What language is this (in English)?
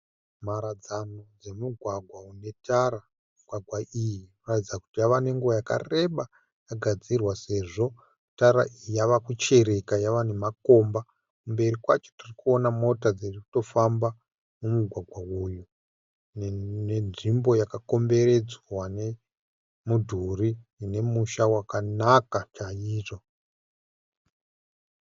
Shona